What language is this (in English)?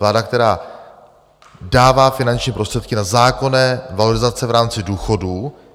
Czech